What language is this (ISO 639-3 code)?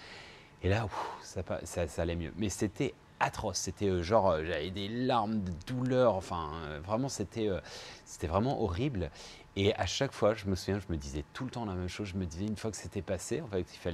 fra